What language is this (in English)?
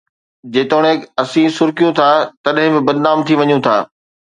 Sindhi